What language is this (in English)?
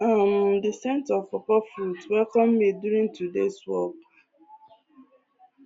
Nigerian Pidgin